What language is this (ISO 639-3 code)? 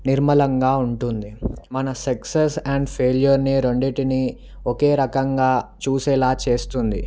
tel